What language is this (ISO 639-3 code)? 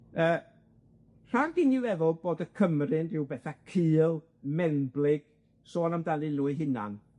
cym